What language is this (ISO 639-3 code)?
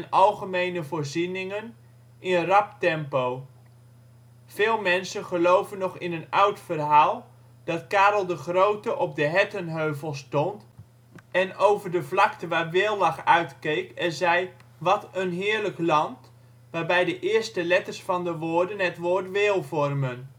nld